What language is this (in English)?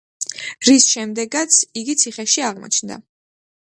Georgian